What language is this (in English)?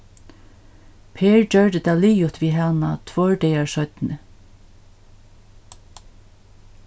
Faroese